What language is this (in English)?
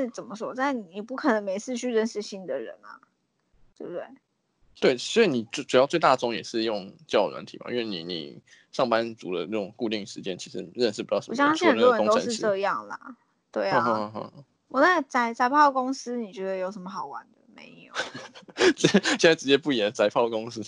Chinese